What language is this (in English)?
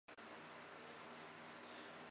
Chinese